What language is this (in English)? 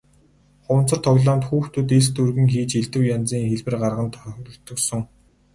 Mongolian